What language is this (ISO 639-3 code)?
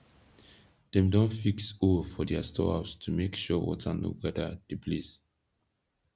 pcm